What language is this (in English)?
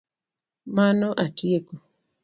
Luo (Kenya and Tanzania)